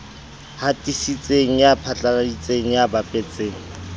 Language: Southern Sotho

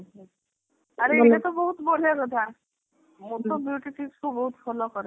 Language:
Odia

